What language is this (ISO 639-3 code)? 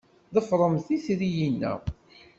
kab